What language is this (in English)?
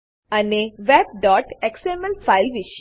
Gujarati